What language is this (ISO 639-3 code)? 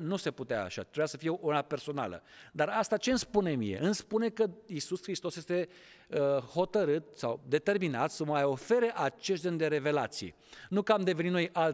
ron